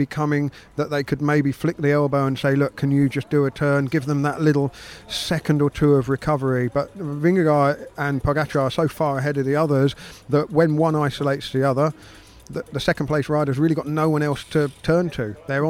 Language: English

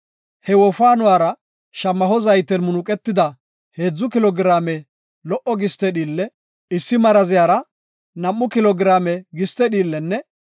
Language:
Gofa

